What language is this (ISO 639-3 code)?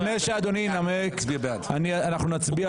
heb